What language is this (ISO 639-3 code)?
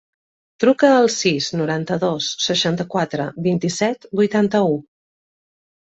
cat